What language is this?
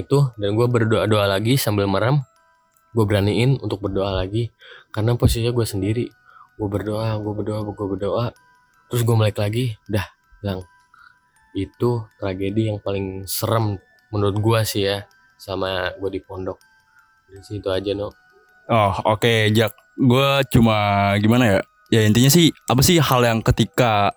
Indonesian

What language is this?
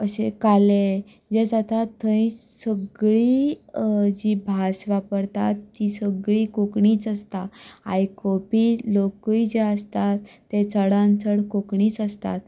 Konkani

